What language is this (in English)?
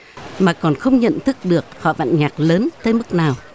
Vietnamese